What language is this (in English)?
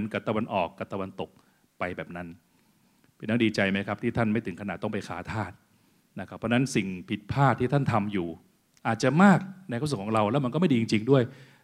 Thai